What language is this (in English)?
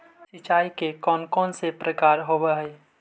Magahi